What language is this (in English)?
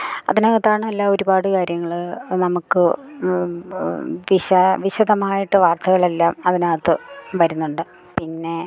Malayalam